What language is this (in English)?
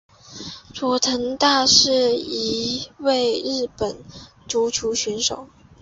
Chinese